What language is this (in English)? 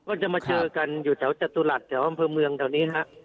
Thai